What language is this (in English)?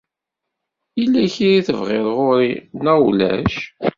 Kabyle